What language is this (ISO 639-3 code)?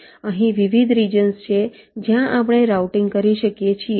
guj